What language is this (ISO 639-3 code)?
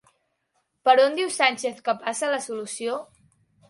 cat